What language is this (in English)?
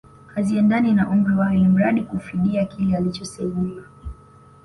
Swahili